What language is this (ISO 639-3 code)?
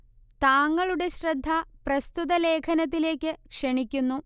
mal